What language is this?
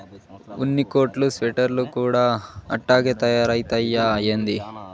Telugu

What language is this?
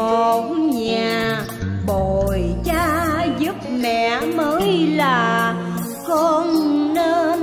Vietnamese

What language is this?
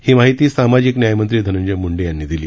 Marathi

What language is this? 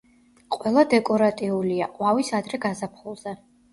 Georgian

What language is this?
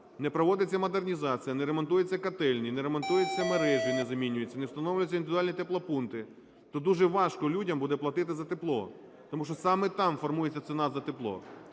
Ukrainian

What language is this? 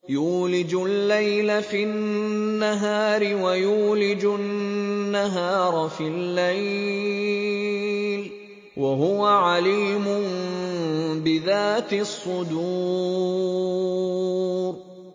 Arabic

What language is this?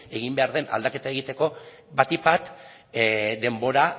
Basque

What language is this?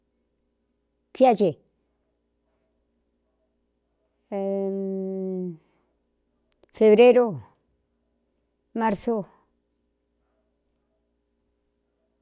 Cuyamecalco Mixtec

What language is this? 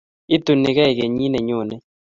Kalenjin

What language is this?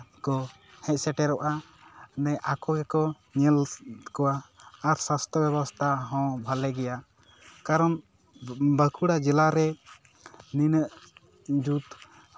Santali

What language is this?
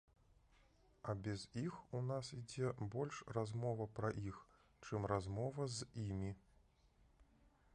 Belarusian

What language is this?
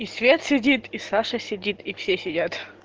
Russian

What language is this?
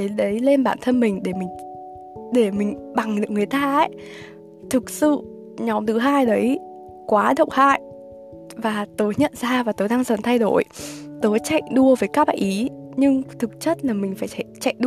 Vietnamese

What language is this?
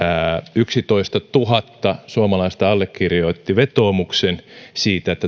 Finnish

